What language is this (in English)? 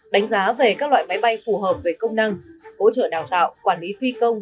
Vietnamese